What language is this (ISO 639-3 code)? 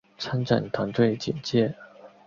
zho